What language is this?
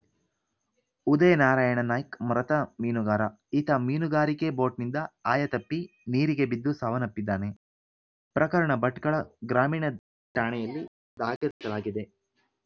Kannada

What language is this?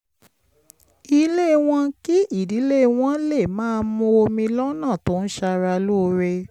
Yoruba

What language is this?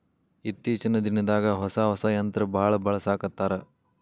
Kannada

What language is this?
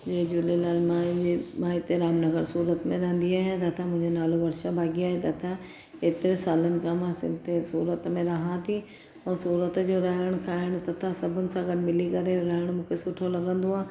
Sindhi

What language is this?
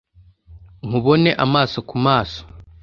Kinyarwanda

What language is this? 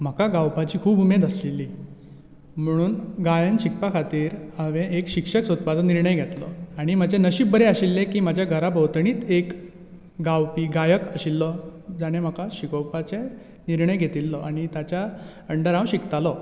Konkani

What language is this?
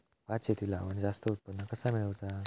Marathi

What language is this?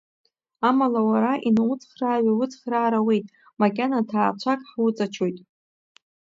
Abkhazian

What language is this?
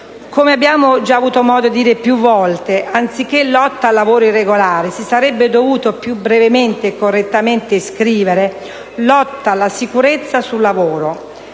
Italian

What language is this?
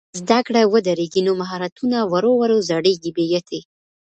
Pashto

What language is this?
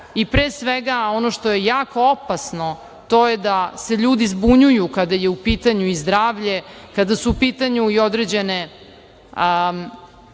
Serbian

